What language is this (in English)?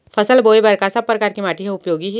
Chhattisgarhi